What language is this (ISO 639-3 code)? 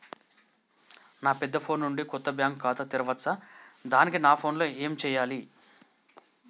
tel